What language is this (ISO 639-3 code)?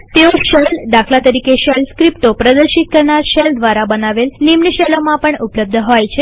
guj